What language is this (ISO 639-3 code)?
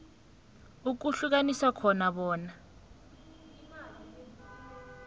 nbl